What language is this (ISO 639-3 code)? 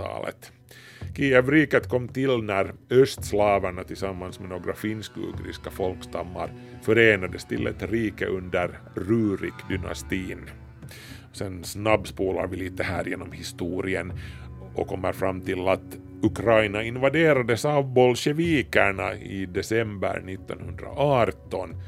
swe